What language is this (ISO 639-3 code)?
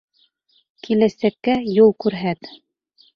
bak